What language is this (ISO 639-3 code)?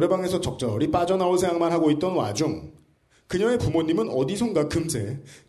kor